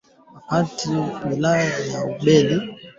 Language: Swahili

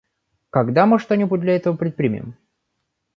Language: Russian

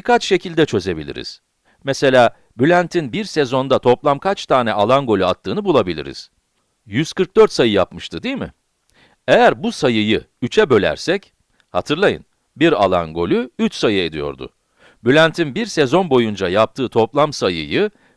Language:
Turkish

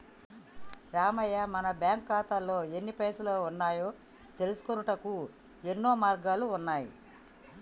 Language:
Telugu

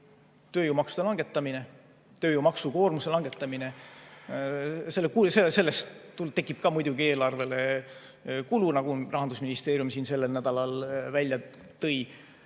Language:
Estonian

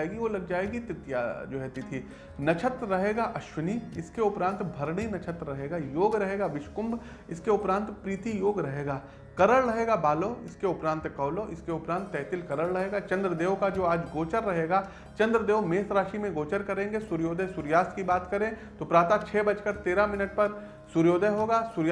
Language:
Hindi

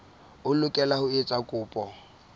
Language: Southern Sotho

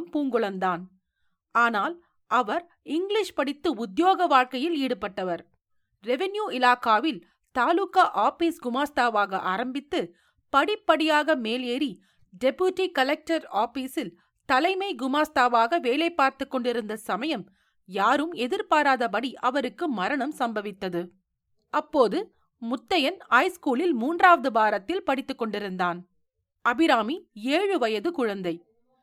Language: Tamil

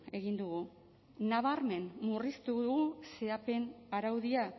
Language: Basque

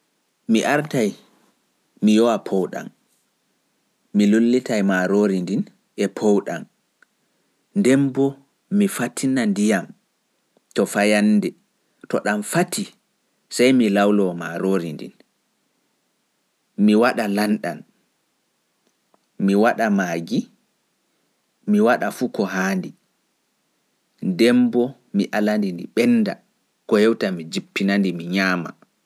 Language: Fula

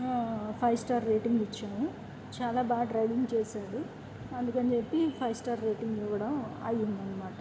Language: Telugu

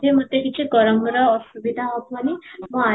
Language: Odia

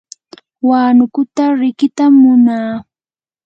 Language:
Yanahuanca Pasco Quechua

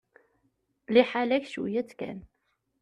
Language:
Kabyle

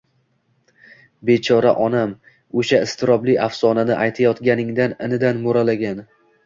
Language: Uzbek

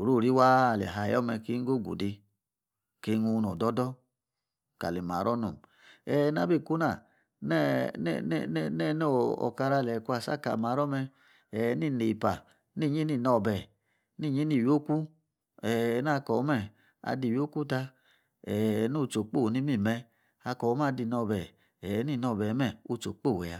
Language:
Yace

